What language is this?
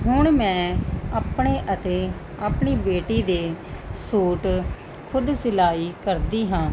Punjabi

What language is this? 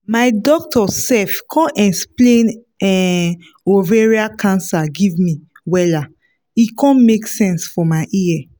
Nigerian Pidgin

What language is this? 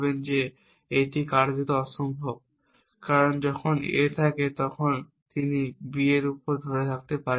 Bangla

